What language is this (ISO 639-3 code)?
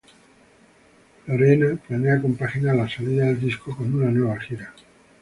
spa